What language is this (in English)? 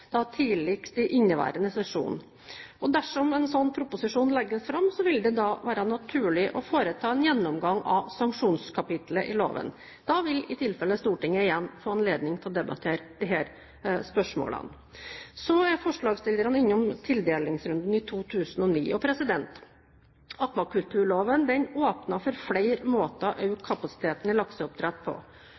Norwegian Bokmål